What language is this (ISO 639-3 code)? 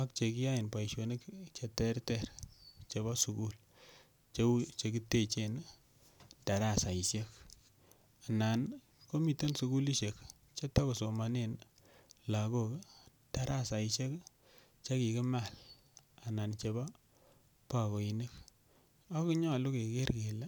kln